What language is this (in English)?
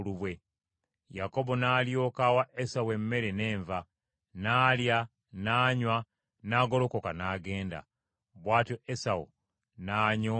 Ganda